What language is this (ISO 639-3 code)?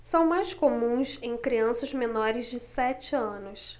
por